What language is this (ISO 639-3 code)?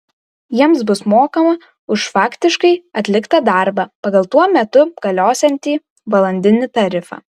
lit